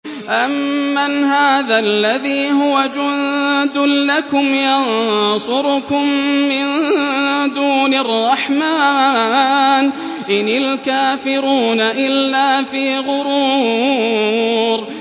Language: Arabic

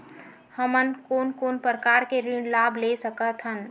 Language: Chhattisgarhi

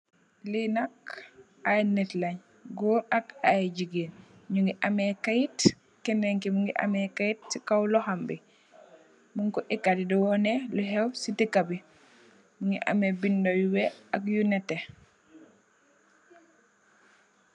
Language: Wolof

